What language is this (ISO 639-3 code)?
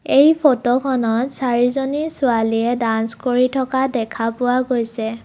asm